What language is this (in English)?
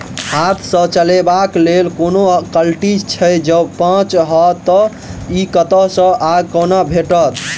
Maithili